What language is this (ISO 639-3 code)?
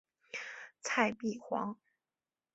zho